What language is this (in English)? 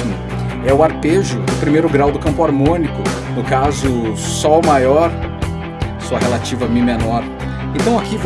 Portuguese